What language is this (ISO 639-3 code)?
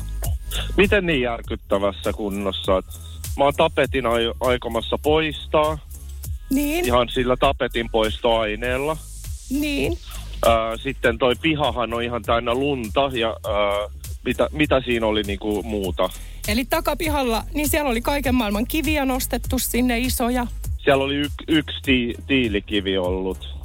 fin